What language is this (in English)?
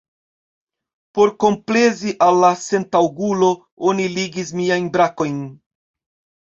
Esperanto